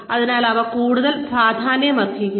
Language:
Malayalam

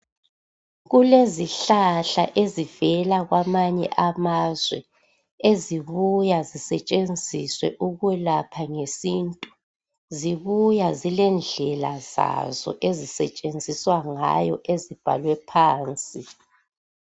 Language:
North Ndebele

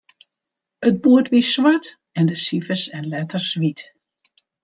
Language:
Western Frisian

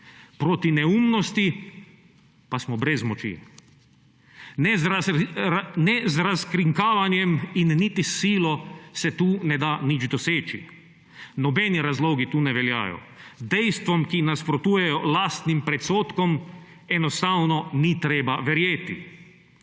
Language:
Slovenian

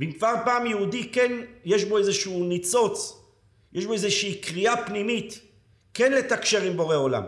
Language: Hebrew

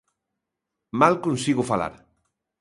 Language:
Galician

